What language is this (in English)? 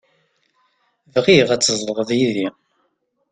Kabyle